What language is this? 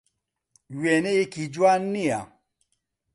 Central Kurdish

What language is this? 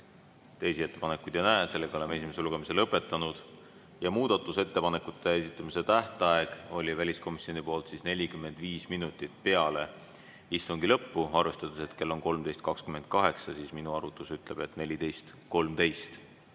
Estonian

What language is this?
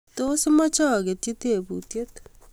Kalenjin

